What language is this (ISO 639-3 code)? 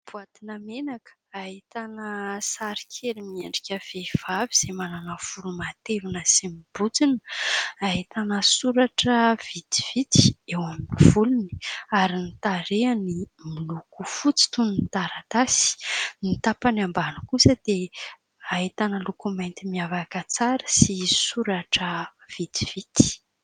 mlg